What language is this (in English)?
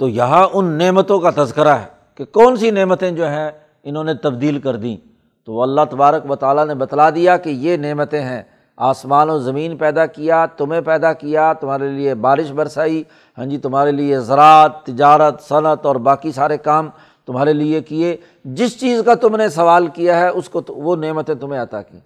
Urdu